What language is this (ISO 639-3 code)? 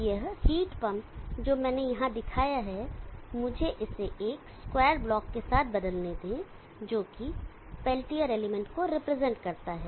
hin